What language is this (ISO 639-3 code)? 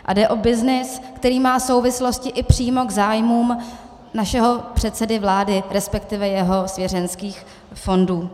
ces